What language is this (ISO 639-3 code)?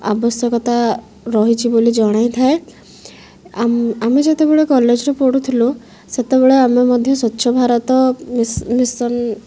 ori